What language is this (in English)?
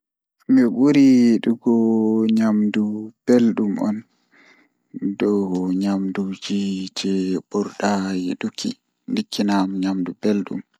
Fula